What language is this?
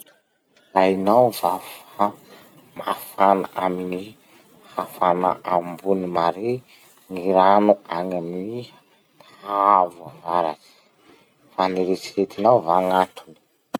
Masikoro Malagasy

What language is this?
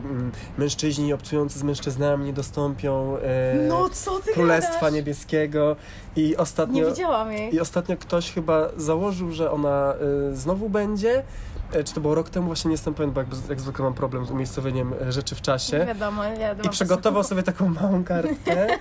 Polish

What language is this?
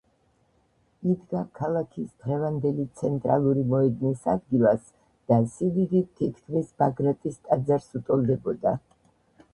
Georgian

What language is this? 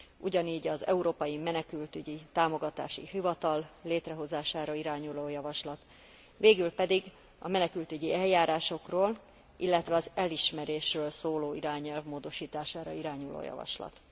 Hungarian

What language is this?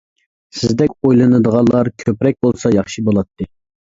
Uyghur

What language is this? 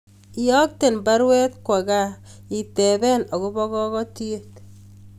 Kalenjin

